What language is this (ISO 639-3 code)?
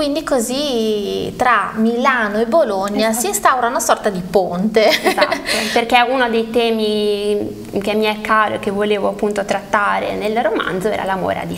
ita